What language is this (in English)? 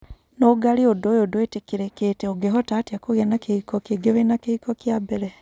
Kikuyu